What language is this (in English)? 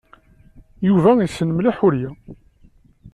Kabyle